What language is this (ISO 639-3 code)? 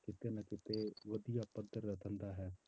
pan